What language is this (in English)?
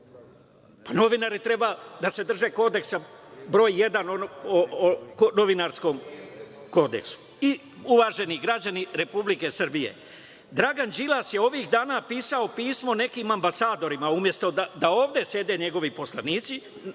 Serbian